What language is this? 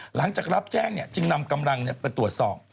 Thai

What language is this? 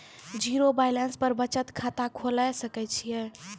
Maithili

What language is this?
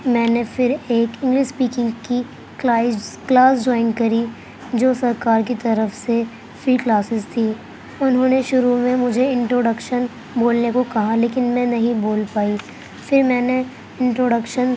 Urdu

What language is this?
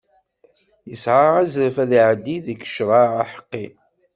Kabyle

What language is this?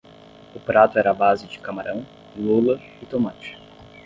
Portuguese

